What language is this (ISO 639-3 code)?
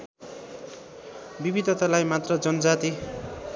nep